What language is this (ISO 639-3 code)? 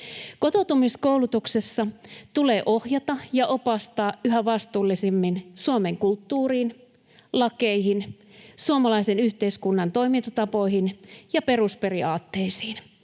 fin